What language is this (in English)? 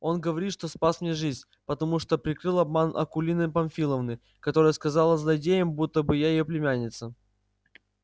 Russian